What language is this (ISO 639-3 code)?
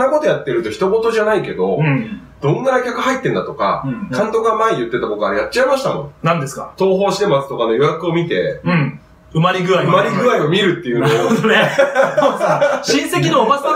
jpn